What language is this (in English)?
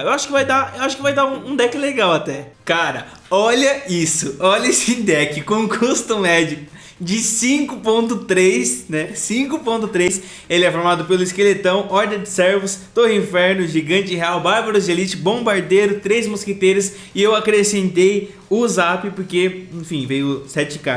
Portuguese